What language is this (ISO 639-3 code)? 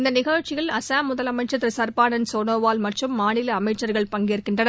tam